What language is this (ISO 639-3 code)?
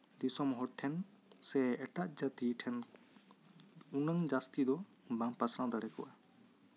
sat